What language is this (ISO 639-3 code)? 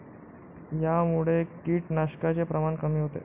mar